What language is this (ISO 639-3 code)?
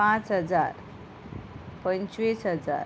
kok